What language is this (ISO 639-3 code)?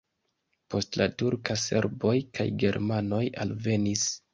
epo